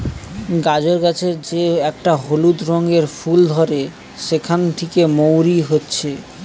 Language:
Bangla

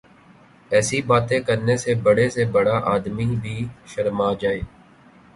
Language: Urdu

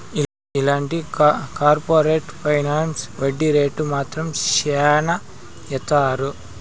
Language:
Telugu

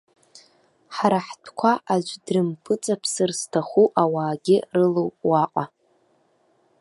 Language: Abkhazian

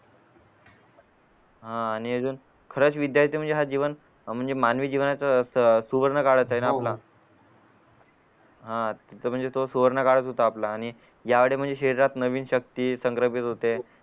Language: Marathi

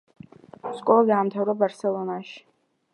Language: Georgian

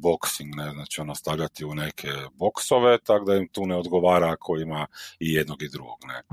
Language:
Croatian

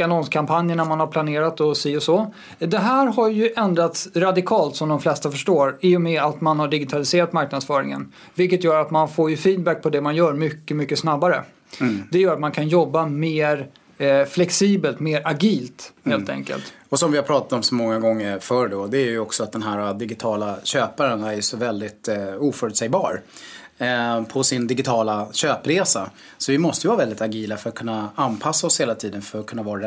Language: Swedish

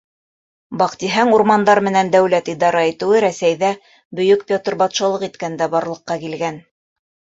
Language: Bashkir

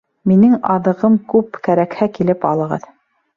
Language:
Bashkir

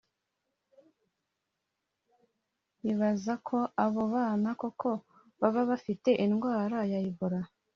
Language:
Kinyarwanda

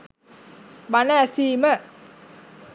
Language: Sinhala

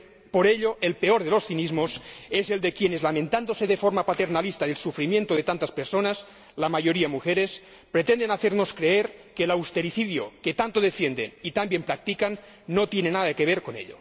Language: Spanish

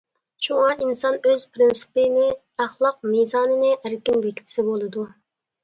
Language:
Uyghur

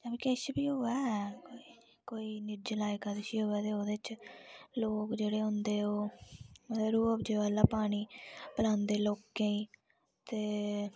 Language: Dogri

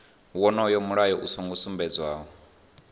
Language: Venda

